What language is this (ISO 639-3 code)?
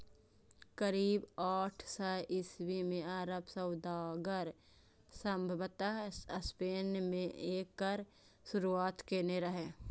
mai